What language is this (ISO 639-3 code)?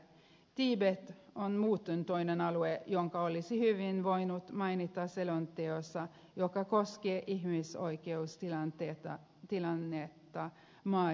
fin